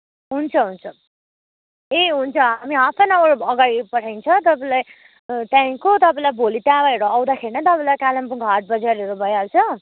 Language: Nepali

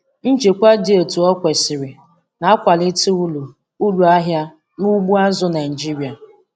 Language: Igbo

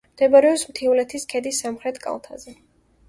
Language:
Georgian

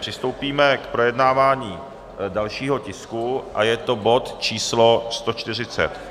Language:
Czech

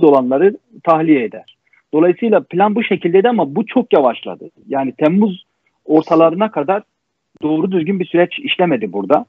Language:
Turkish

